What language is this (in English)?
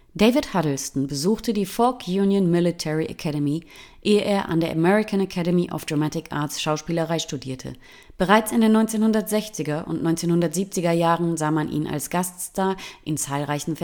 German